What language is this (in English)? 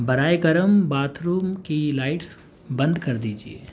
Urdu